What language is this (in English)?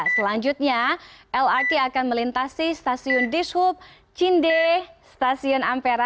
Indonesian